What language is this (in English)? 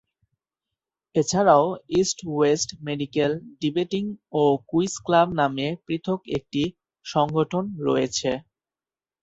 Bangla